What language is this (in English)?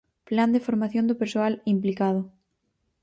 Galician